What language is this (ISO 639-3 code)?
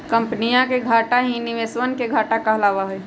mag